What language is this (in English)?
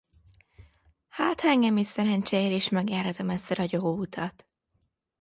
Hungarian